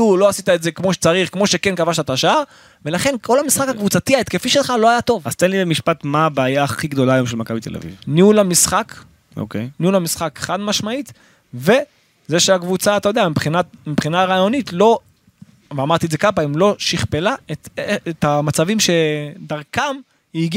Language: Hebrew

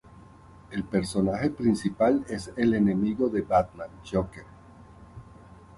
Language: Spanish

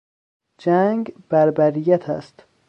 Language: Persian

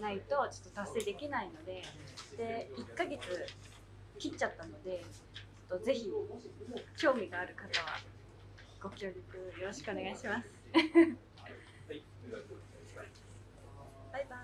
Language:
Japanese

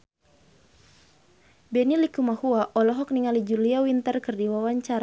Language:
Sundanese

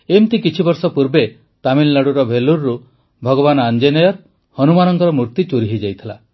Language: Odia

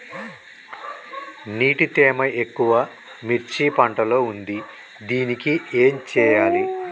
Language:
Telugu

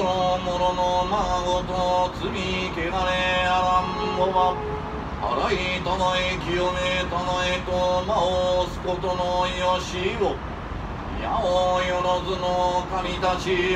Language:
Japanese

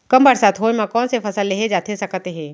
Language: Chhattisgarhi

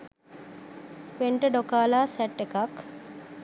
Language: Sinhala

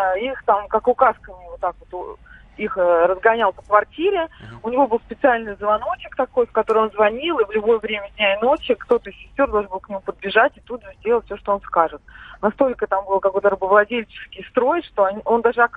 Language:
Russian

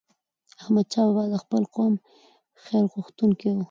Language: Pashto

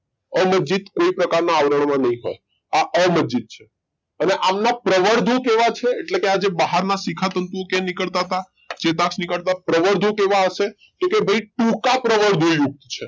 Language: Gujarati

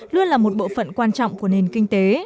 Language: Vietnamese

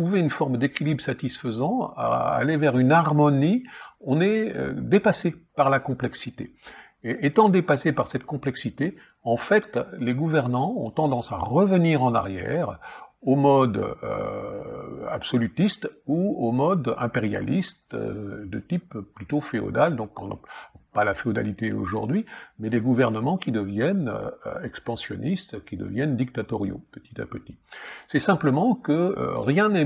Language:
French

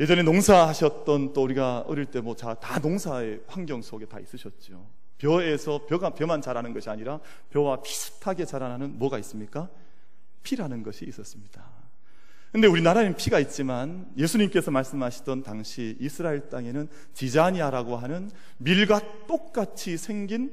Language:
Korean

